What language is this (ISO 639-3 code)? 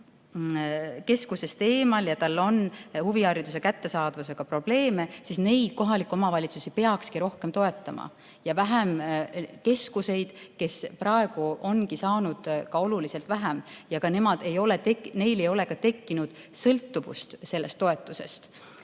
est